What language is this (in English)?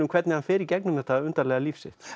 Icelandic